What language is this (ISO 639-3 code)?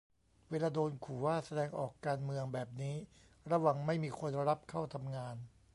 tha